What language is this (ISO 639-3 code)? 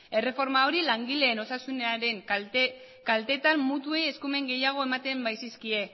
eus